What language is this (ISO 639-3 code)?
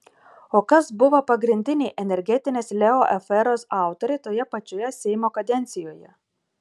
lit